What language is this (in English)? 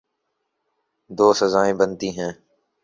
Urdu